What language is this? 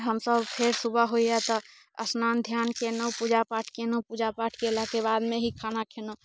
Maithili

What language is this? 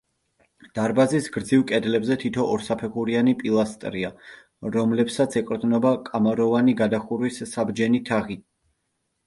Georgian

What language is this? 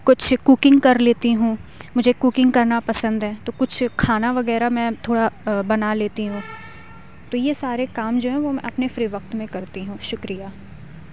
Urdu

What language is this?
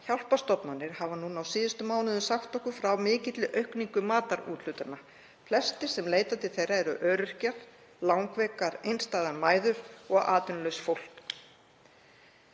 Icelandic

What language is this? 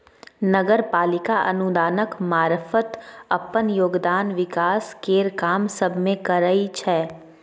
Maithili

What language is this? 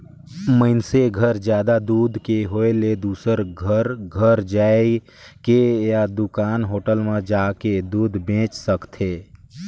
Chhattisgarhi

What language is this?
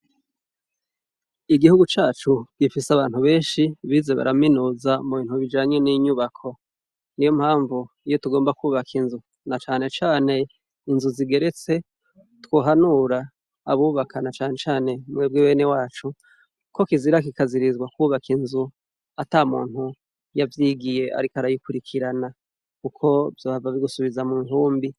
Rundi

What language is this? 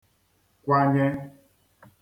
Igbo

